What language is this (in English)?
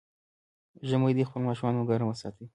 Pashto